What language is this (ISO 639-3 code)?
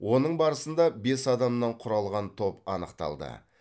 kaz